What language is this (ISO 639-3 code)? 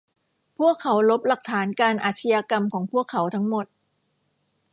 tha